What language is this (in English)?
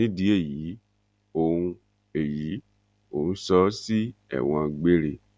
Yoruba